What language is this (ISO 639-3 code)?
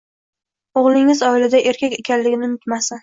uzb